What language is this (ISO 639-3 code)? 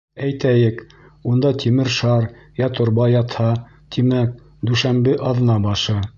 bak